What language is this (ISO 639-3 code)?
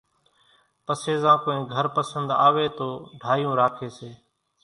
gjk